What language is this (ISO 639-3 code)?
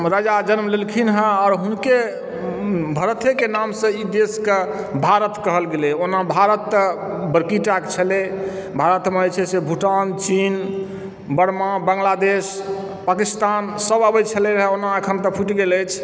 mai